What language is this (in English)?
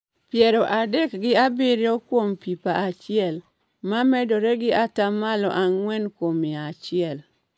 Luo (Kenya and Tanzania)